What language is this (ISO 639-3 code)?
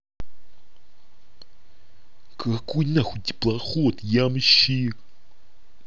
rus